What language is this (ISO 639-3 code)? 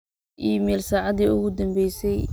som